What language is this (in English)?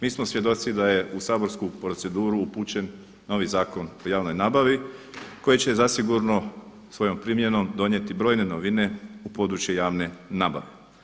Croatian